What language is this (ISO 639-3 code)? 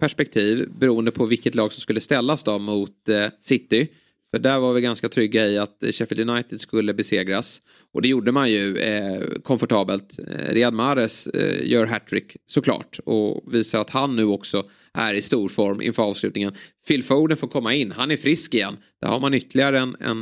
swe